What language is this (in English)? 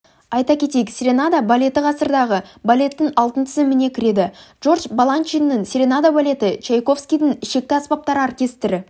Kazakh